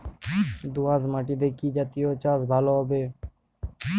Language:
Bangla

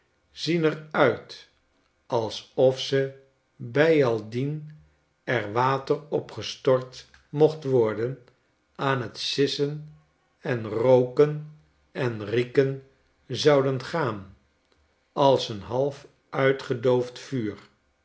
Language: Dutch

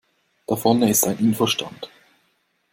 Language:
German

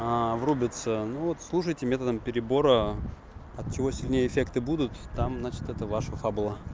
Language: Russian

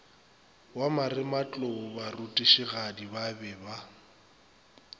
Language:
Northern Sotho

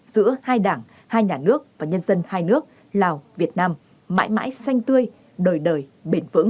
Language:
Vietnamese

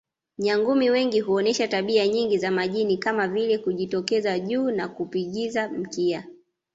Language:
Swahili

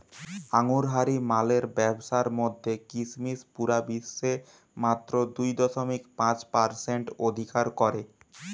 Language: Bangla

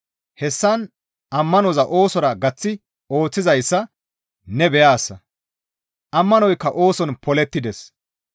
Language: Gamo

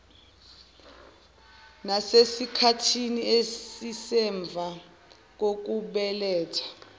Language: Zulu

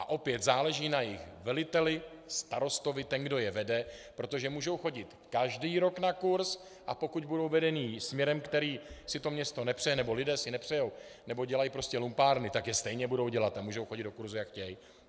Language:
Czech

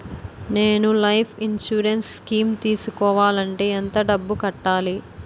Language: Telugu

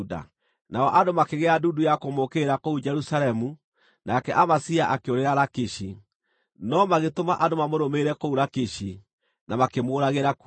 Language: Kikuyu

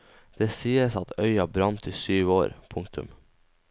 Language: Norwegian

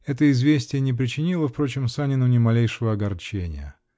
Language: Russian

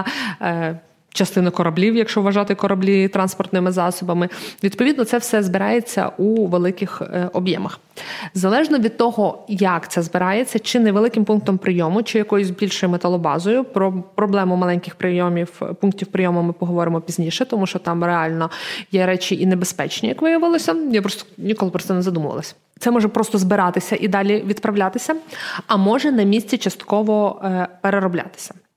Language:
Ukrainian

